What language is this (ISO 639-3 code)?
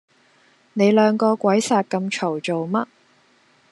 yue